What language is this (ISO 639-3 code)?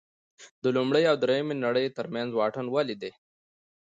pus